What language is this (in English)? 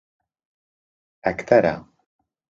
Central Kurdish